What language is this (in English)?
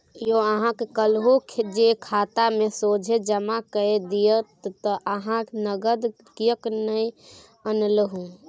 Maithili